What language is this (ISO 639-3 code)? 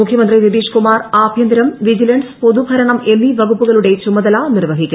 mal